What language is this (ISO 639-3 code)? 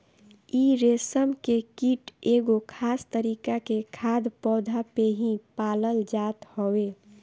bho